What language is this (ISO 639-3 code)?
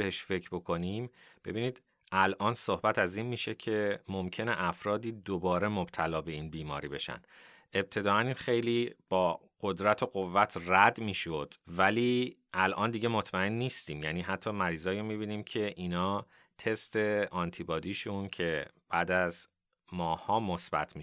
fas